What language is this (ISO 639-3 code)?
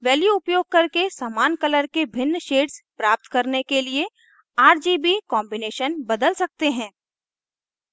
hin